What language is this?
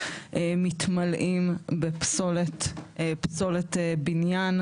Hebrew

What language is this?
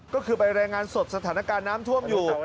Thai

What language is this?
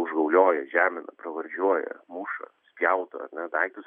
Lithuanian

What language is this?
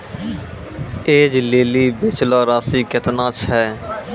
Maithili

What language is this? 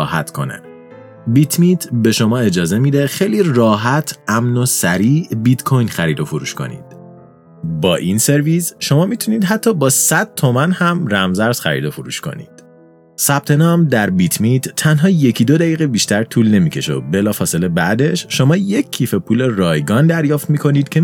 Persian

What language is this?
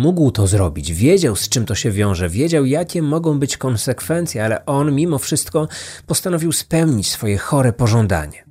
Polish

